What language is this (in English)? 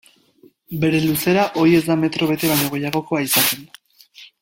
Basque